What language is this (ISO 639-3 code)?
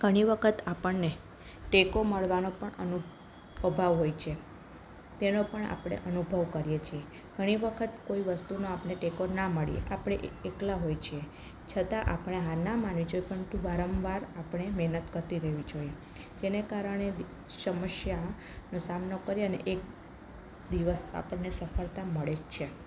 guj